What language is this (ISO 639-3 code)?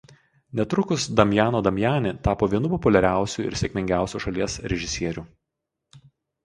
lit